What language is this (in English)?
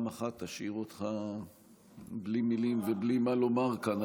Hebrew